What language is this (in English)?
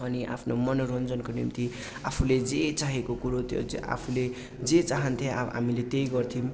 Nepali